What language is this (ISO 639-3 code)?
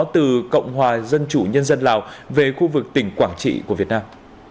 vie